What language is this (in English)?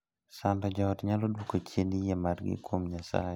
Luo (Kenya and Tanzania)